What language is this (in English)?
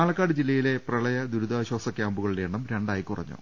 Malayalam